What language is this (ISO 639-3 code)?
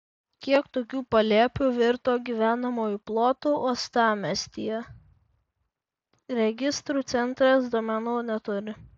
lit